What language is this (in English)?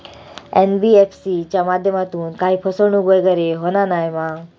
Marathi